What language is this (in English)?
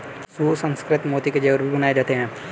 Hindi